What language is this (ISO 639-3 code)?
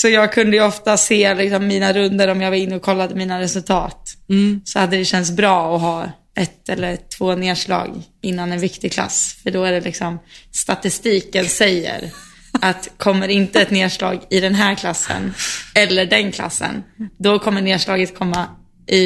swe